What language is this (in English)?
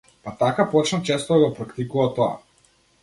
Macedonian